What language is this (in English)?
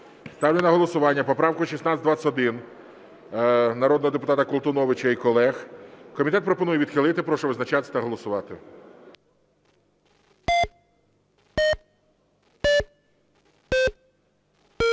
Ukrainian